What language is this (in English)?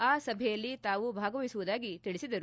Kannada